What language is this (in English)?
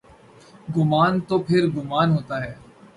Urdu